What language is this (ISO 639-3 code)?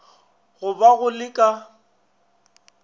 nso